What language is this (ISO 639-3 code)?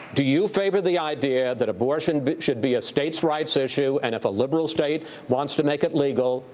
eng